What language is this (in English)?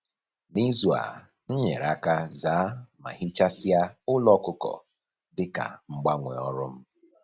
Igbo